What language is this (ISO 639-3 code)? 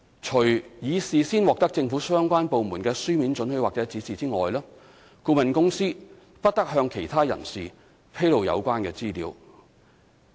yue